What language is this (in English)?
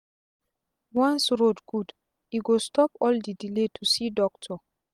Nigerian Pidgin